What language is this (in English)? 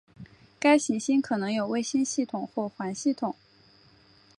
Chinese